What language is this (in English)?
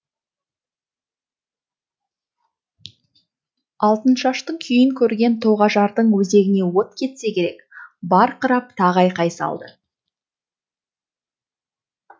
Kazakh